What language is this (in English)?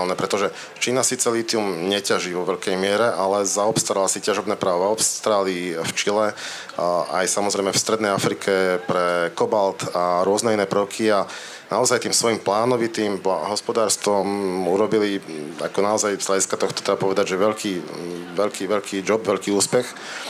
Slovak